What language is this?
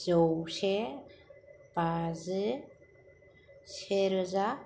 Bodo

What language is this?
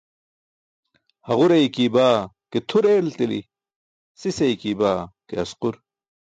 Burushaski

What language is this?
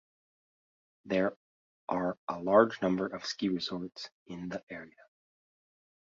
English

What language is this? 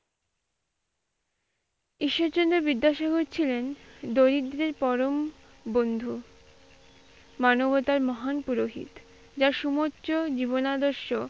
Bangla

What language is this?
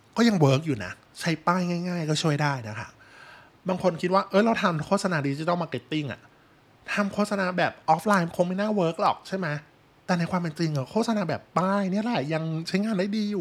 Thai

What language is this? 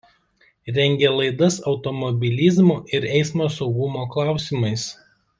Lithuanian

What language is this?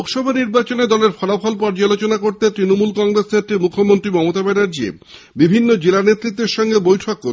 Bangla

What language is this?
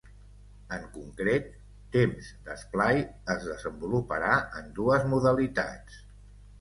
Catalan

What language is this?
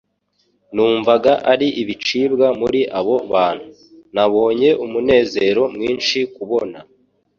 Kinyarwanda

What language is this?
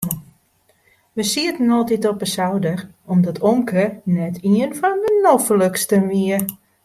Western Frisian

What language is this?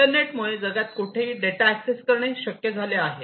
Marathi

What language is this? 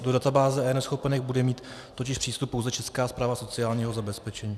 Czech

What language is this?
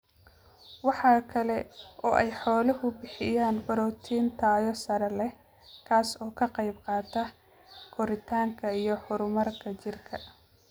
Somali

